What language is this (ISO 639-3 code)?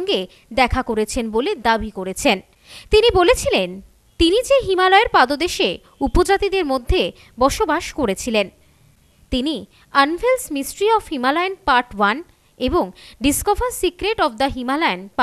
ben